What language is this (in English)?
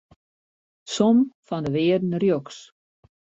Western Frisian